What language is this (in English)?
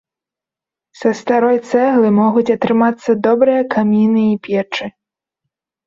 Belarusian